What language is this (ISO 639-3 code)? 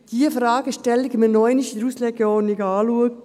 gsw